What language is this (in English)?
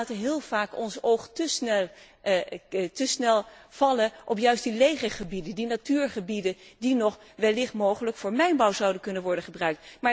Dutch